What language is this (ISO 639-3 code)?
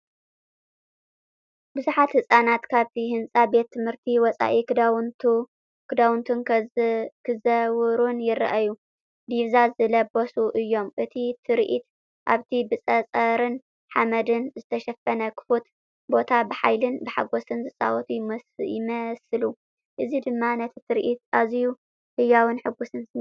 tir